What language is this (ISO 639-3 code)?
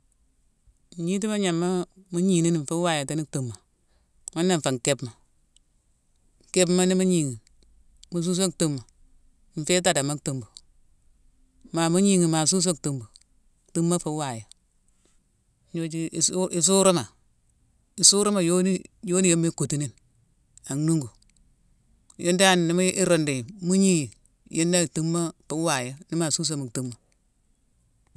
msw